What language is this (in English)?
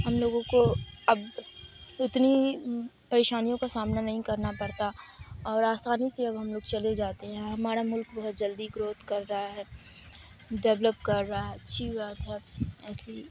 Urdu